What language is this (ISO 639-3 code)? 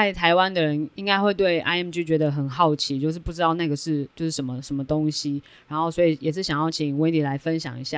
zho